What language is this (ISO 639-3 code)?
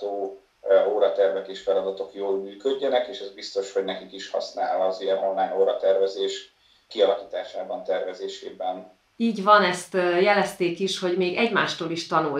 hun